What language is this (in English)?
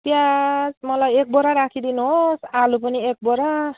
Nepali